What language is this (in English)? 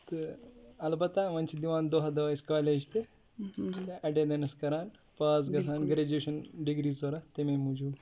Kashmiri